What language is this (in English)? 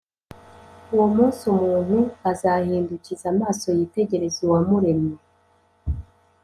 Kinyarwanda